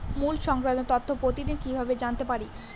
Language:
Bangla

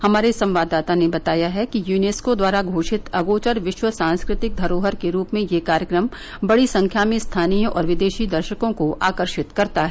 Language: Hindi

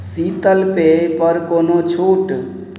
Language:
Maithili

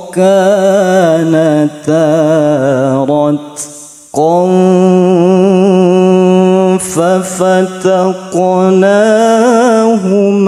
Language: Arabic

